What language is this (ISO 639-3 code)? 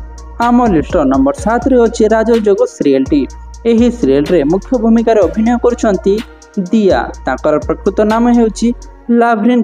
ben